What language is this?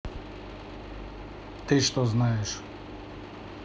Russian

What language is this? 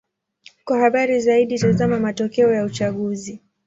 Swahili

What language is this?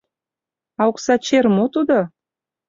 Mari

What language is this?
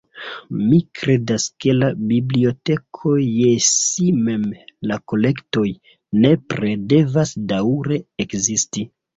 Esperanto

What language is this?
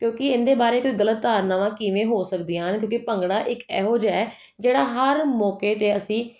Punjabi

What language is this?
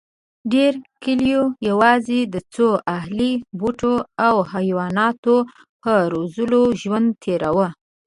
Pashto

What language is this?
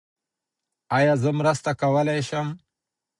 Pashto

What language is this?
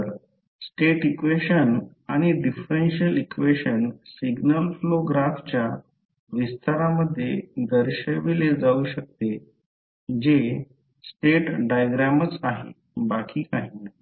Marathi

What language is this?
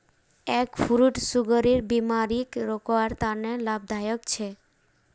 Magahi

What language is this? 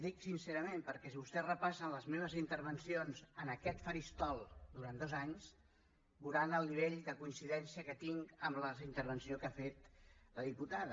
Catalan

